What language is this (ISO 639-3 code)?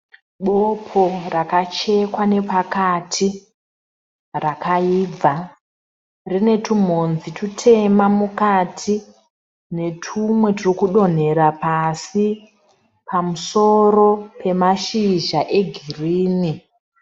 sna